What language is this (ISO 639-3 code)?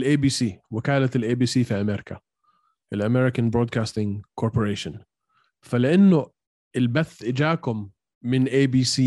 ara